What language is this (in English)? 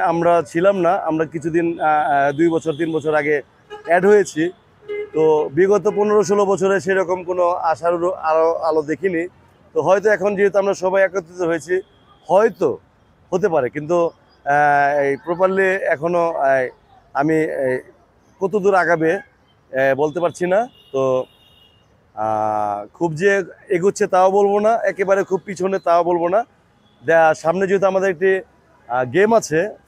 Arabic